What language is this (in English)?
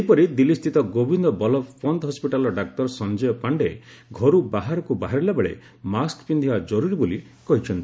Odia